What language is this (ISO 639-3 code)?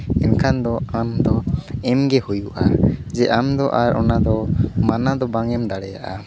sat